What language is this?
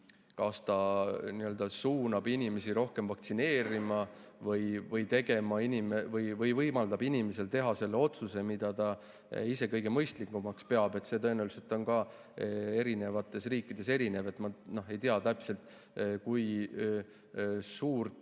Estonian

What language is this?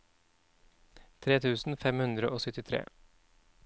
Norwegian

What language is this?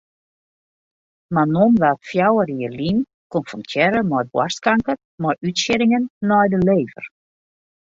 Western Frisian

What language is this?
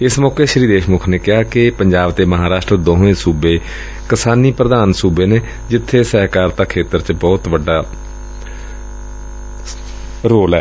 Punjabi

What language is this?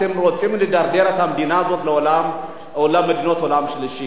Hebrew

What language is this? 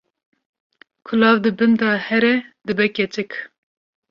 Kurdish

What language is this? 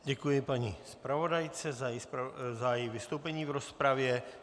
Czech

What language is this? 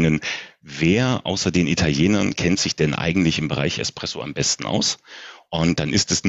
German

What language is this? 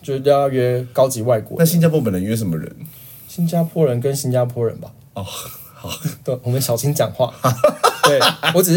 Chinese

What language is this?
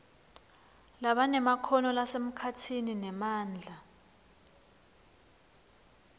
Swati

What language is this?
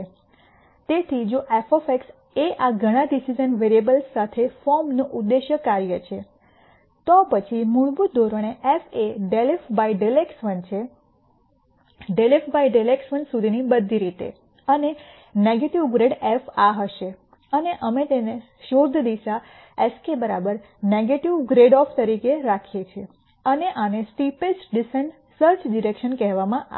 Gujarati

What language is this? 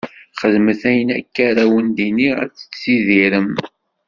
Kabyle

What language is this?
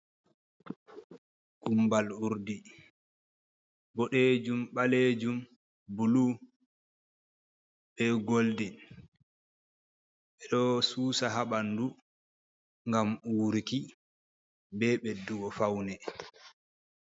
Fula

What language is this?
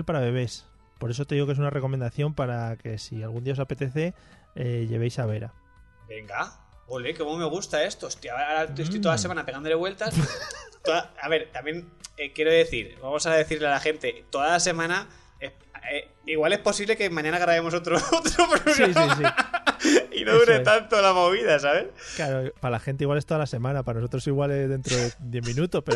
Spanish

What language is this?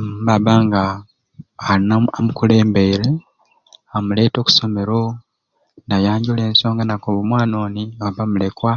Ruuli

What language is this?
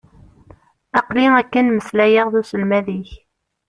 Kabyle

